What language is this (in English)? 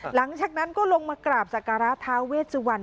Thai